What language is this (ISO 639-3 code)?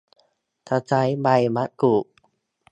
tha